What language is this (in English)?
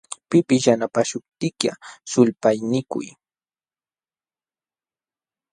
Jauja Wanca Quechua